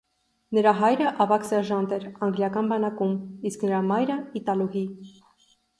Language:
Armenian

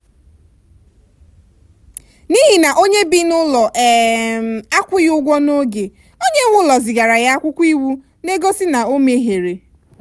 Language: Igbo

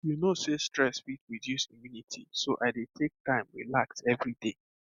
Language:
Nigerian Pidgin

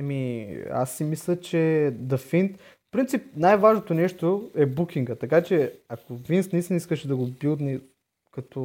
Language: Bulgarian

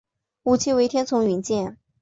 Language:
Chinese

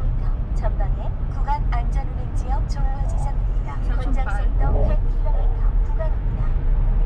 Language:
Korean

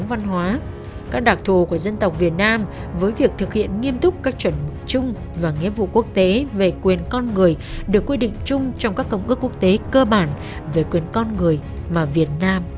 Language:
Vietnamese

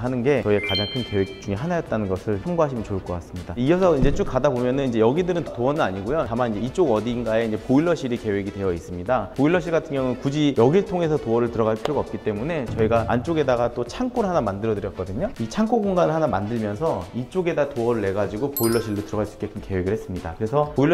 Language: Korean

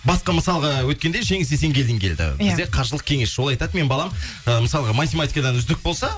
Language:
Kazakh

